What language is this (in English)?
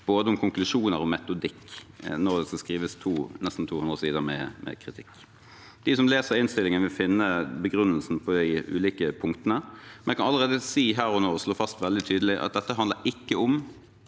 Norwegian